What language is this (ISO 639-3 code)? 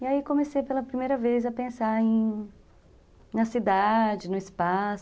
por